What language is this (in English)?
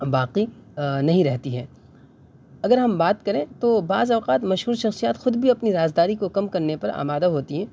Urdu